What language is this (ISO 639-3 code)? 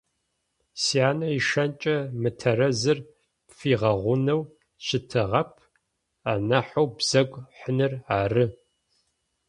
ady